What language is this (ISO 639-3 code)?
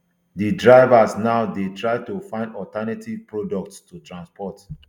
pcm